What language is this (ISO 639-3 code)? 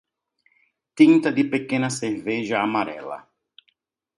por